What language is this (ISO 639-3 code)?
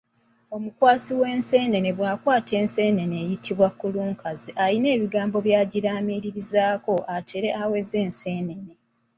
lug